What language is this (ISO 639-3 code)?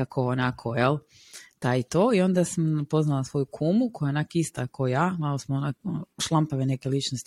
hrv